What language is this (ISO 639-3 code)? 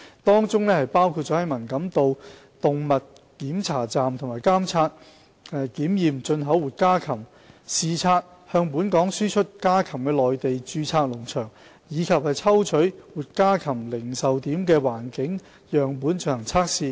yue